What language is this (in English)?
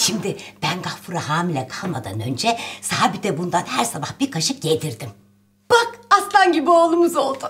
Turkish